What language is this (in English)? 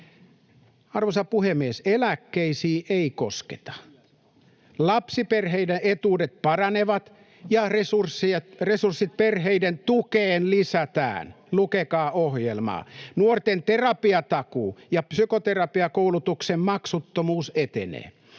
Finnish